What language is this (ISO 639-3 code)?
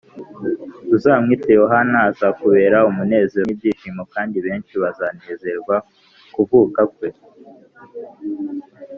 kin